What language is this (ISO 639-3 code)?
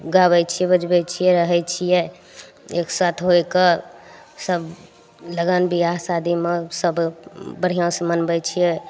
mai